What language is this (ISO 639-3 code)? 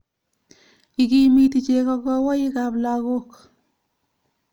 kln